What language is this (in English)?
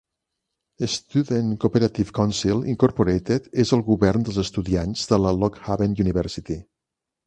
Catalan